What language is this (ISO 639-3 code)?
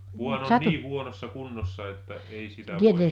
fin